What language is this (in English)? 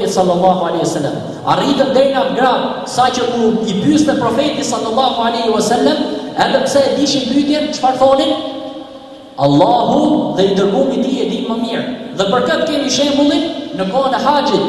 Arabic